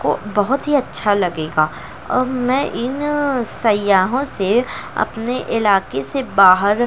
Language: Urdu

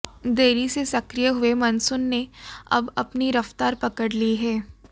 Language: Hindi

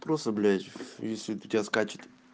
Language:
Russian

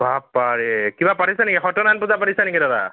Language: Assamese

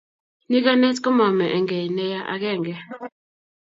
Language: Kalenjin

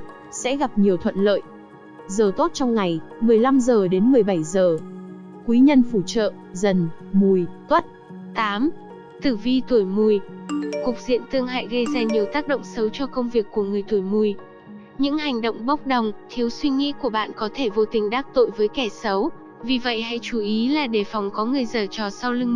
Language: Vietnamese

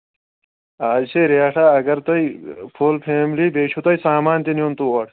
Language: Kashmiri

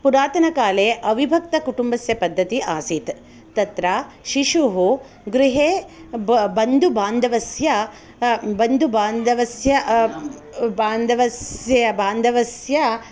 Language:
Sanskrit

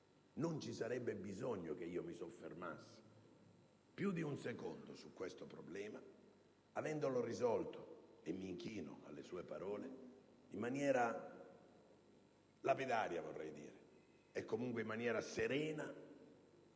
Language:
Italian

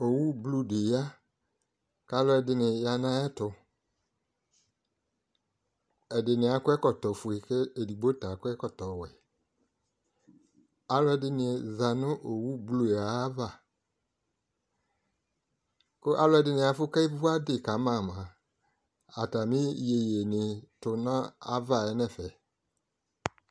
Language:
Ikposo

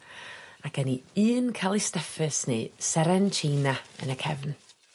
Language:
Welsh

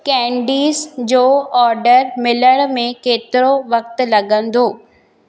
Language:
Sindhi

